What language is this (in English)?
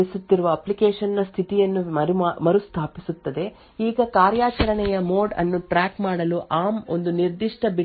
Kannada